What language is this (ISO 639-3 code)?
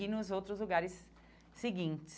por